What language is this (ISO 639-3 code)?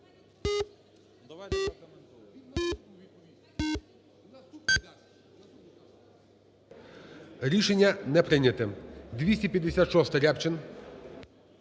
ukr